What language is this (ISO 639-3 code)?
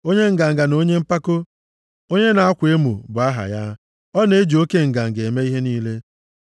ibo